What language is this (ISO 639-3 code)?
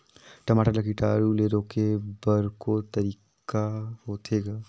hne